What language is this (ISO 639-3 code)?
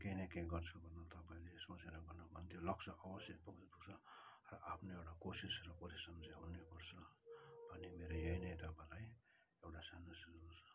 nep